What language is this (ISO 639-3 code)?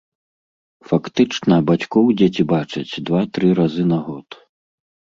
bel